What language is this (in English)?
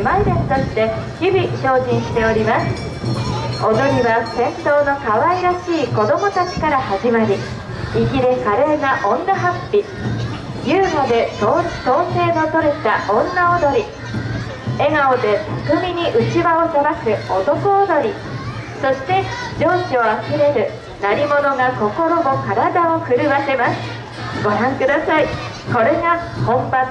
Japanese